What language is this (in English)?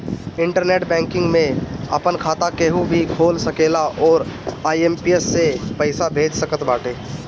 Bhojpuri